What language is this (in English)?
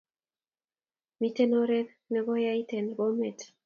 Kalenjin